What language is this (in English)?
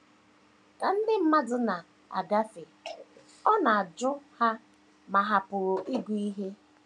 Igbo